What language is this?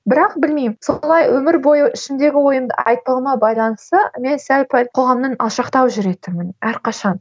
Kazakh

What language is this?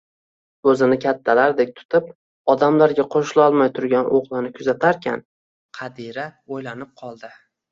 Uzbek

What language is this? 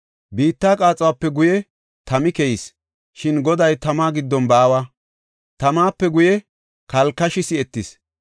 Gofa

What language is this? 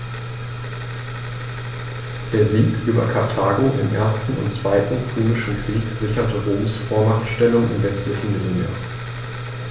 German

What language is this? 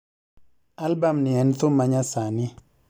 Luo (Kenya and Tanzania)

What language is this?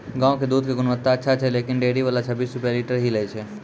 Maithili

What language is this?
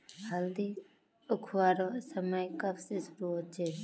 Magahi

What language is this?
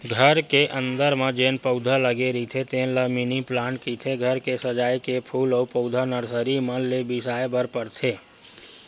Chhattisgarhi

